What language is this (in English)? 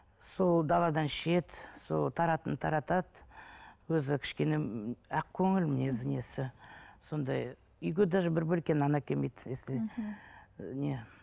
Kazakh